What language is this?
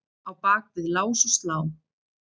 Icelandic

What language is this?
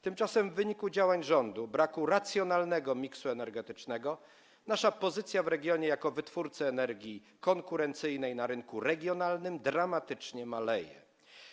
Polish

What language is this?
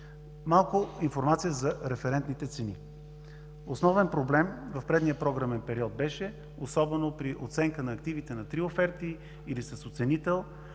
Bulgarian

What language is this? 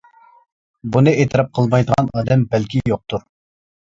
Uyghur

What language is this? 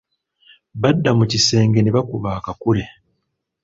Ganda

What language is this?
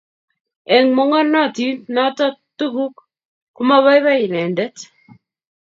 Kalenjin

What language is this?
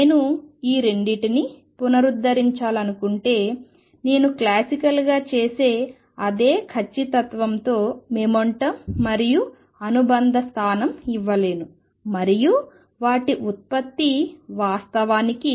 Telugu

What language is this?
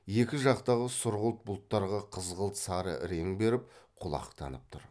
Kazakh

